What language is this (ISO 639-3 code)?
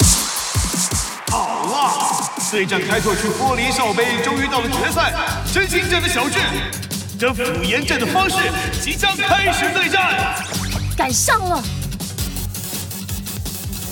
zho